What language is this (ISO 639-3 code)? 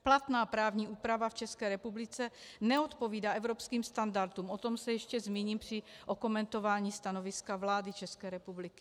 ces